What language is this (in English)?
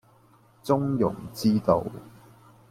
Cantonese